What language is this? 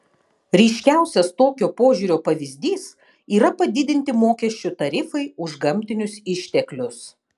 Lithuanian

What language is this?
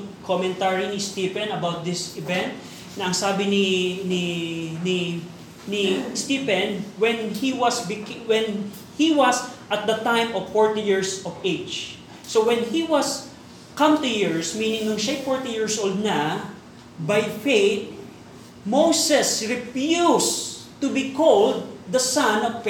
Filipino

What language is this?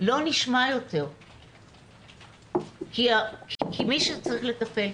Hebrew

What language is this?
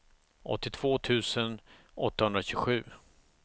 Swedish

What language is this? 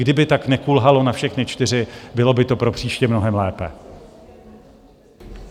Czech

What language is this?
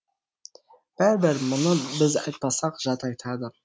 Kazakh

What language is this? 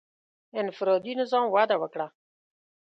Pashto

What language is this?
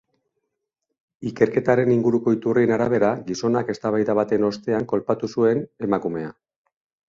Basque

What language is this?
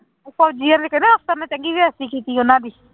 Punjabi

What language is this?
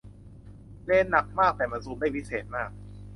Thai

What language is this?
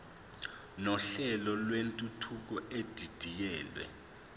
Zulu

